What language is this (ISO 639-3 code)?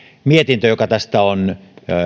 fin